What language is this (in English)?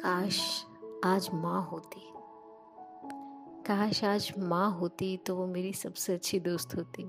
Hindi